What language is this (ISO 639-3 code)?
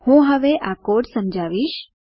guj